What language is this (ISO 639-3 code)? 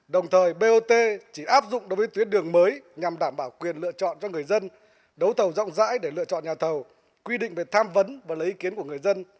vie